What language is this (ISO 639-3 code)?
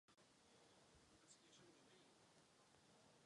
ces